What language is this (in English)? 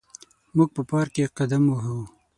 Pashto